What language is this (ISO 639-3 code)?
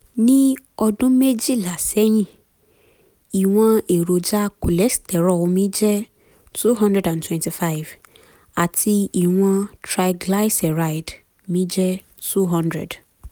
yor